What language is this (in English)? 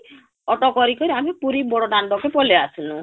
Odia